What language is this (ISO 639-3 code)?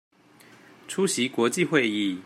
zho